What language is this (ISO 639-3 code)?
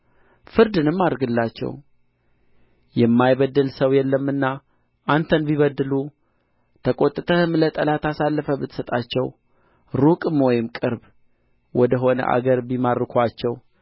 amh